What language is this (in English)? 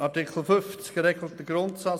Swiss German